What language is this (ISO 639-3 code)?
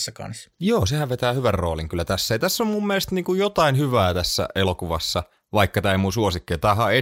fin